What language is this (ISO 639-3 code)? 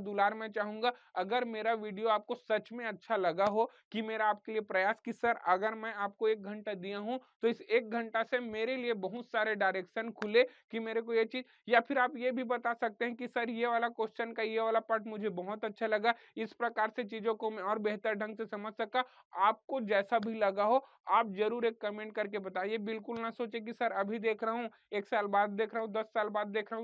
hin